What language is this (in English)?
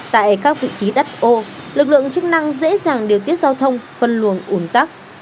Vietnamese